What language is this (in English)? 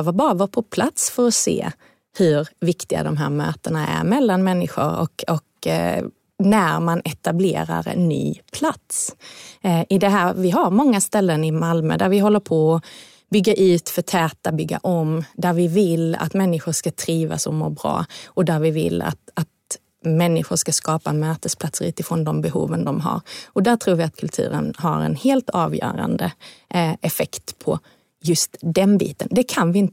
Swedish